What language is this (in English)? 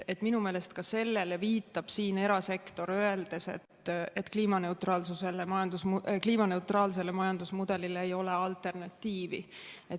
Estonian